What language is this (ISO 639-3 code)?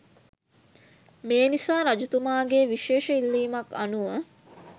sin